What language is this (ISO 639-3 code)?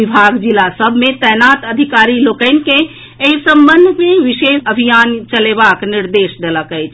mai